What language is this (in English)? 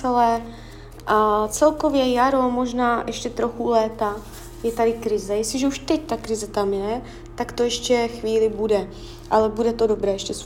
Czech